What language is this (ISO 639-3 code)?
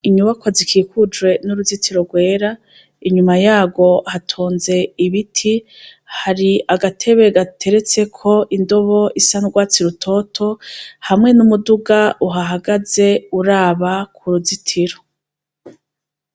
run